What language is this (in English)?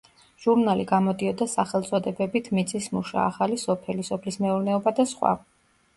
Georgian